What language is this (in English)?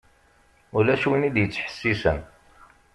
Kabyle